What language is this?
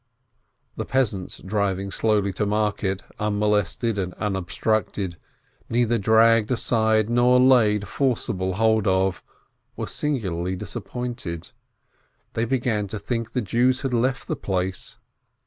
English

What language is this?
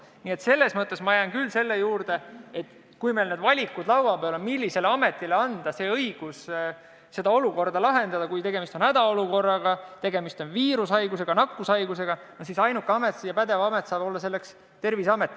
Estonian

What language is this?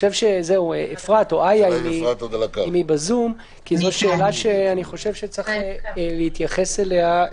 Hebrew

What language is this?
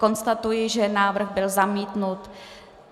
Czech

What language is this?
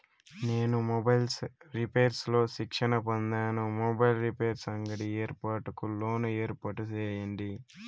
Telugu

